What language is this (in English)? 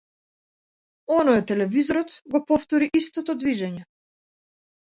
Macedonian